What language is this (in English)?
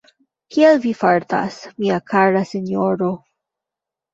Esperanto